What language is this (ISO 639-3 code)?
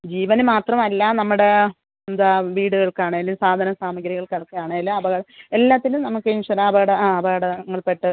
mal